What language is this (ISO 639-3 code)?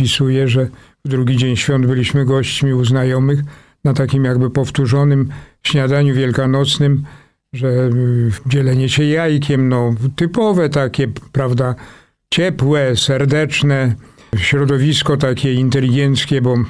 pol